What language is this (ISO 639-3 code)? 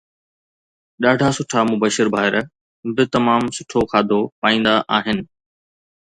snd